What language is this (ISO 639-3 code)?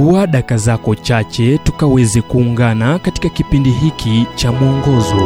swa